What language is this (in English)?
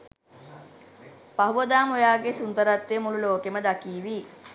Sinhala